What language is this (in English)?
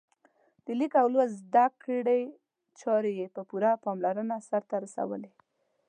Pashto